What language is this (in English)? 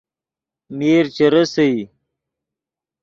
Yidgha